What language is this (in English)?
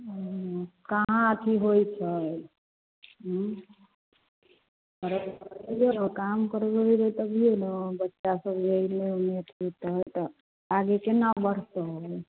Maithili